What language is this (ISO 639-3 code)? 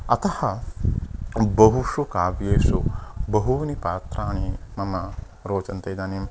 san